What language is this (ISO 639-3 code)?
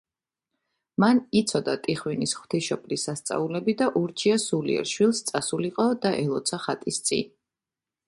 kat